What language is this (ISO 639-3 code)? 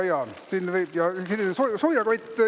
est